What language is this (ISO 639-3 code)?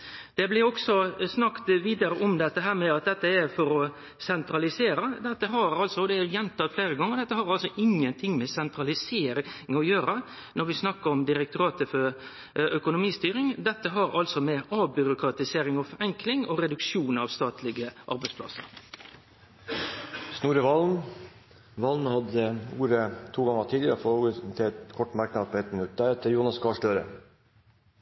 nor